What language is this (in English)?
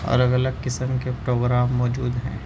Urdu